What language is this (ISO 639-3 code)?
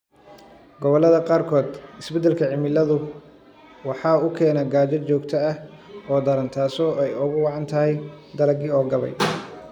som